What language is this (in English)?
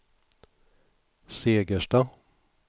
Swedish